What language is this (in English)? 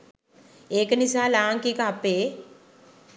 Sinhala